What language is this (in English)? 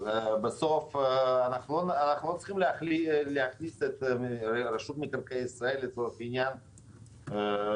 Hebrew